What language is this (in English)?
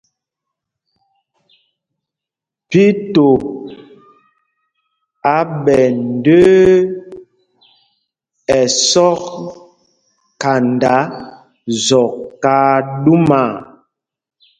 Mpumpong